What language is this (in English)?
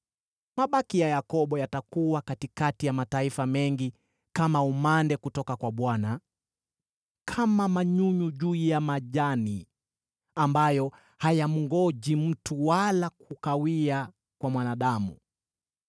Swahili